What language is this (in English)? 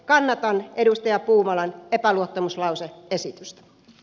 Finnish